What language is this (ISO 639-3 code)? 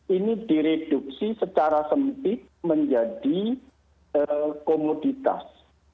ind